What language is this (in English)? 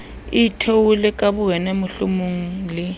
Southern Sotho